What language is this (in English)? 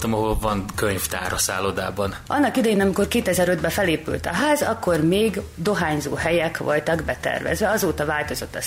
Hungarian